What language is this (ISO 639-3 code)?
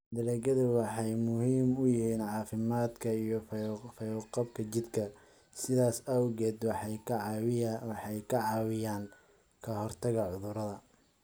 som